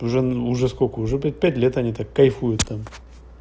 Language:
Russian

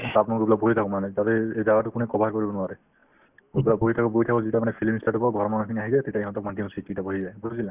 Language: Assamese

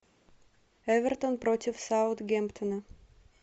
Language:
Russian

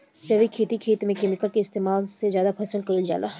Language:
Bhojpuri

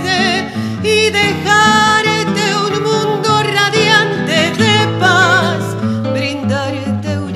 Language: Romanian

